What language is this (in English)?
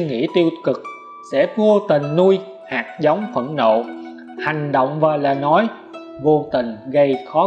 Vietnamese